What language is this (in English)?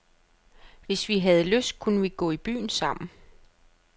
Danish